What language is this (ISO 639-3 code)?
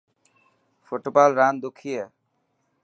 mki